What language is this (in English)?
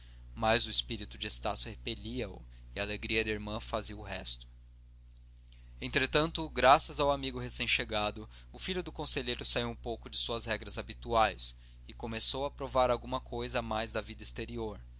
Portuguese